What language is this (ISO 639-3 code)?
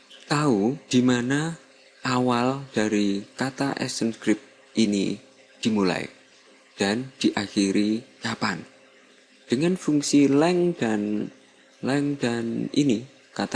ind